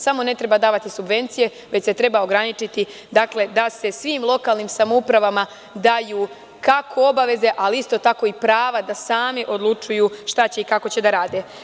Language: Serbian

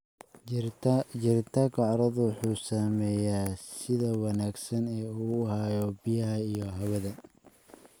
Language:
Somali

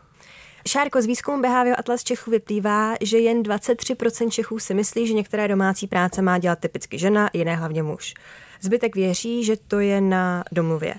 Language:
Czech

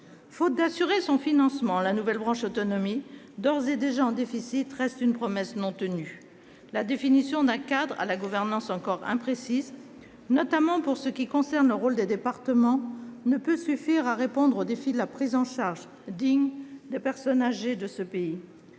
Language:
French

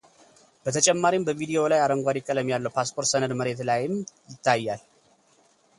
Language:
Amharic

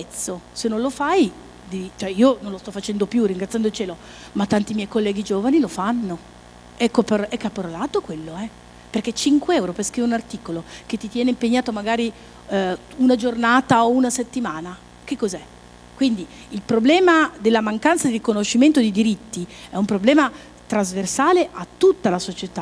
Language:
Italian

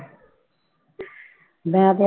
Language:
Punjabi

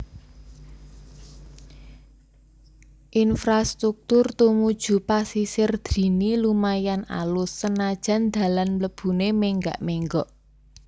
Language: Javanese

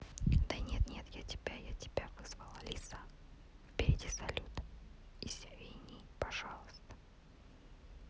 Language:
Russian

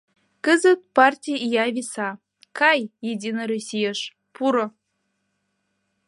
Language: Mari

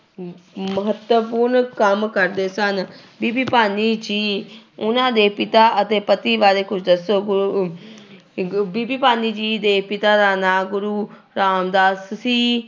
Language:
Punjabi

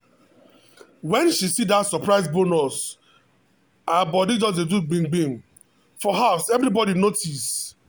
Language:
Nigerian Pidgin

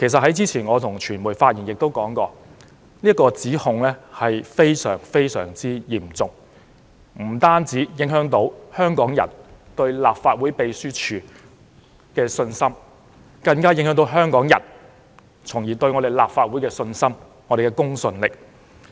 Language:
Cantonese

